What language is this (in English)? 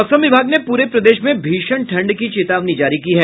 Hindi